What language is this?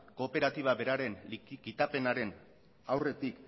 Basque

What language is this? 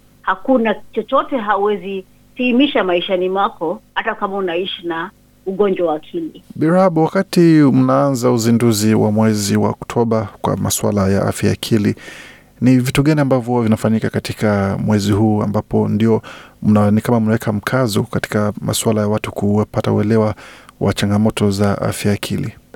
Swahili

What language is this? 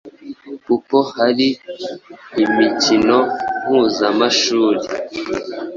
Kinyarwanda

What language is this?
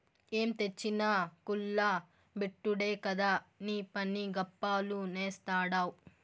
Telugu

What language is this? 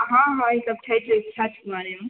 Maithili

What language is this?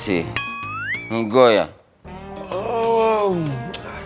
Indonesian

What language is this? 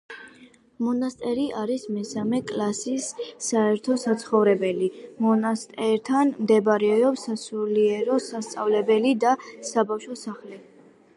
Georgian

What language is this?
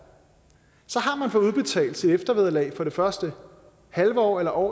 Danish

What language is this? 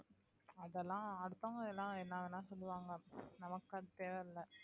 Tamil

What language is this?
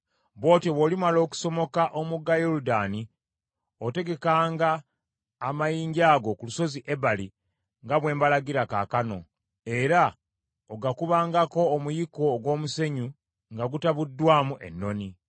Ganda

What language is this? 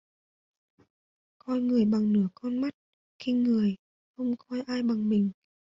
Vietnamese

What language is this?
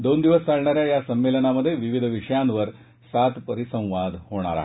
Marathi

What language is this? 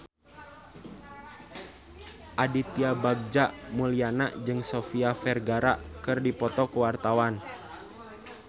Sundanese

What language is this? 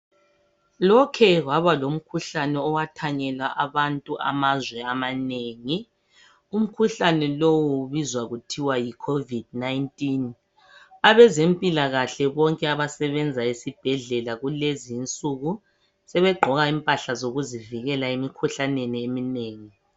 North Ndebele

